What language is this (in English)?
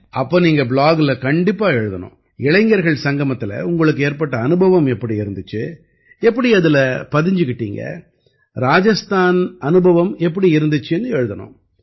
Tamil